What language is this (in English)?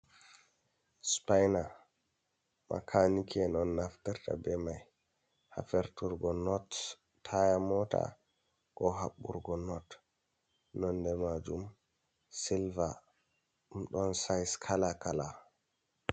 Fula